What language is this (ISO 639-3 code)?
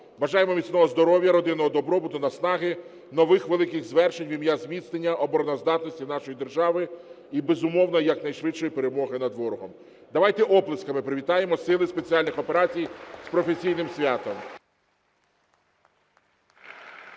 ukr